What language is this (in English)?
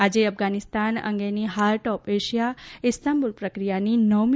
Gujarati